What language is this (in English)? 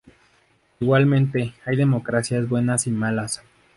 Spanish